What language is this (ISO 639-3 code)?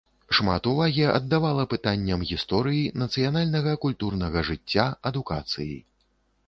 bel